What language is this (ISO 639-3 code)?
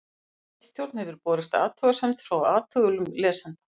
isl